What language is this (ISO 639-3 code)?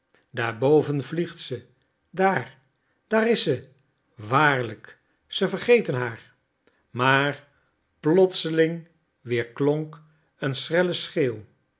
nld